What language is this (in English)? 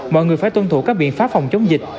Vietnamese